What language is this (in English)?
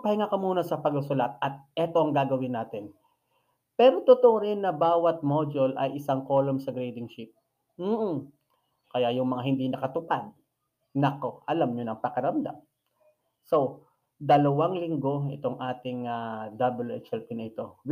Filipino